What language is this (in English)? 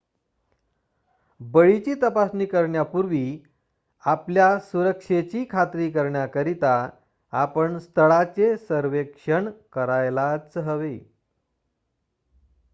Marathi